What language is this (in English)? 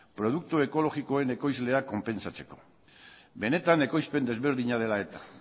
Basque